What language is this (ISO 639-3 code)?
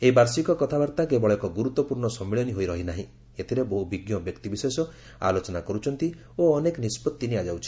ori